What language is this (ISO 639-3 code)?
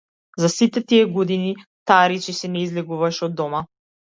mkd